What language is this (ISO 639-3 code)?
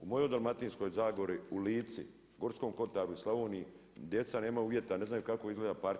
hrv